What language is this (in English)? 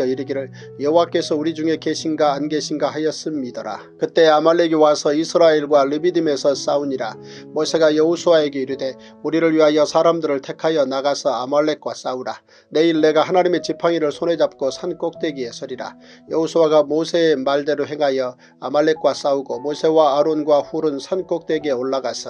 Korean